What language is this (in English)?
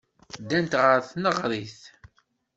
Kabyle